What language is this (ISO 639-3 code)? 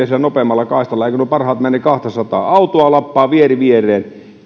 fin